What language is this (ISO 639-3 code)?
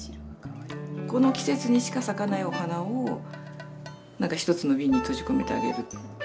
jpn